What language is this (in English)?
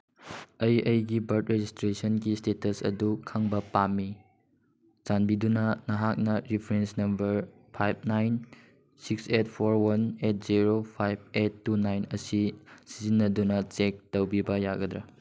Manipuri